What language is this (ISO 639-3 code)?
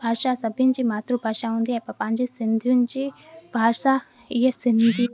snd